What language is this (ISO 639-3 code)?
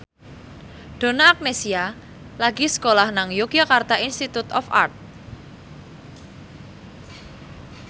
jav